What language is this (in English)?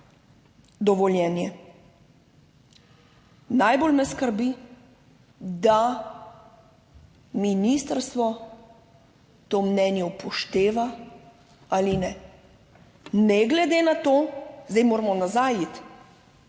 Slovenian